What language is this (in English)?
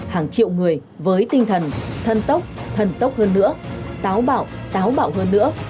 Vietnamese